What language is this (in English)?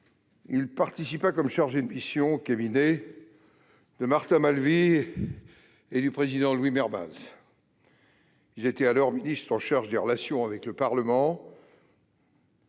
French